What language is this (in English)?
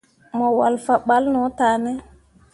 Mundang